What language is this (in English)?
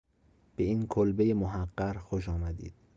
Persian